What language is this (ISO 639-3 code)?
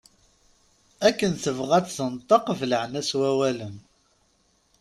kab